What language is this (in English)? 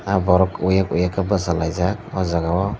Kok Borok